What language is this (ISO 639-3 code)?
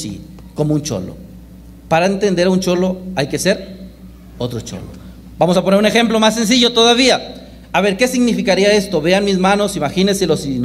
spa